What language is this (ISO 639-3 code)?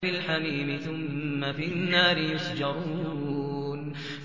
ara